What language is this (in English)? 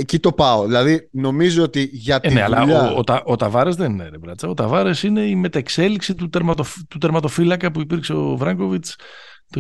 Greek